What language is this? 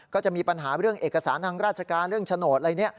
Thai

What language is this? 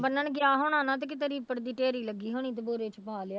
Punjabi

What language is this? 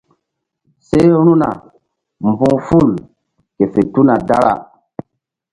Mbum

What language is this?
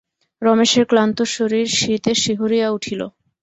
Bangla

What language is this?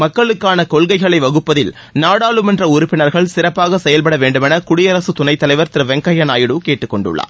Tamil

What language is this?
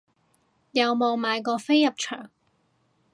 Cantonese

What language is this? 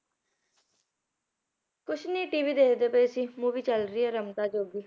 Punjabi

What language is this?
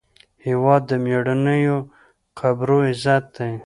Pashto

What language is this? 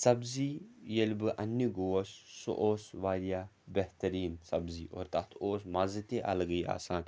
Kashmiri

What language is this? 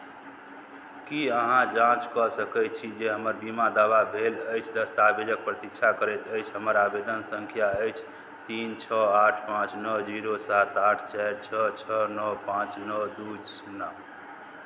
Maithili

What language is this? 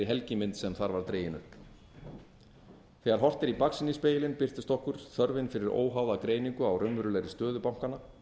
Icelandic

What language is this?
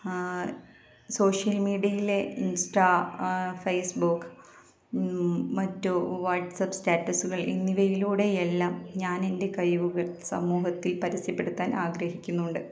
Malayalam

